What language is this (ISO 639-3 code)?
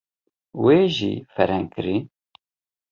kur